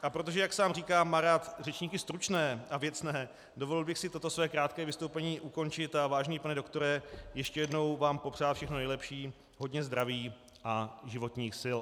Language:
Czech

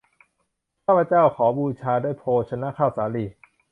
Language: Thai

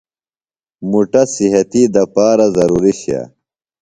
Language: Phalura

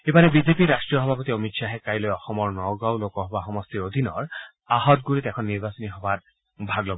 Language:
Assamese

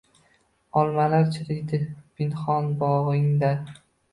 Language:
Uzbek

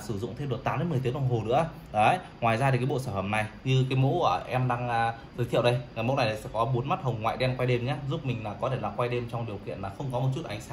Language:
Vietnamese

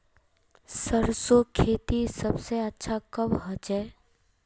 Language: Magahi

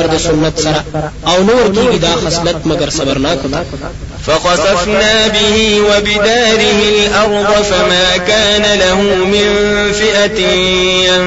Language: Arabic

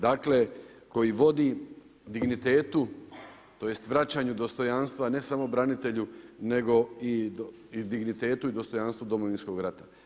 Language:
Croatian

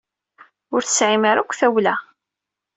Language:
Kabyle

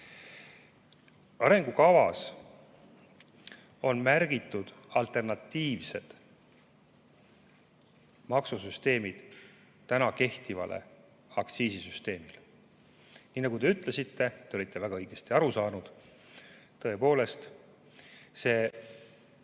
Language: Estonian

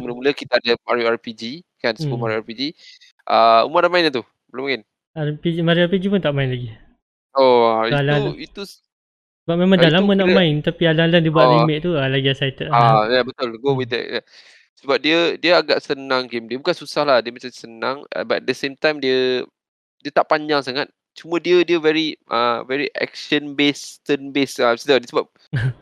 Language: Malay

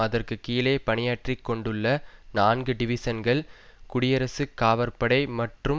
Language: Tamil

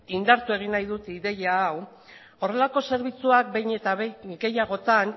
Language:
Basque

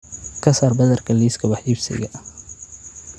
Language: Somali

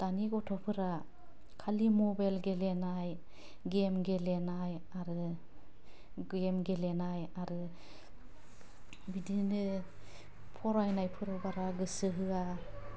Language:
Bodo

